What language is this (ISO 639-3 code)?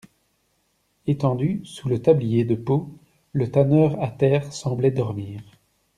fra